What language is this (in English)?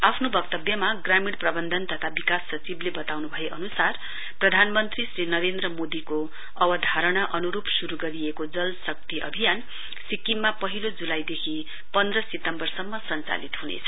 Nepali